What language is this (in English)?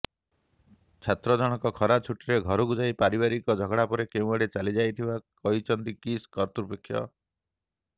Odia